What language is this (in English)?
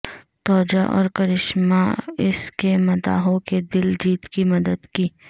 Urdu